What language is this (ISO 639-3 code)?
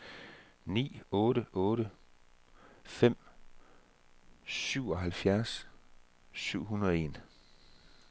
dan